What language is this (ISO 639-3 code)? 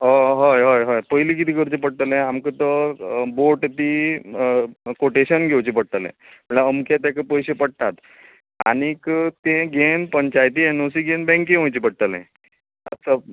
kok